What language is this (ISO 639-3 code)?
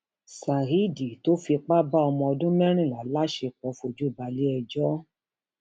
yor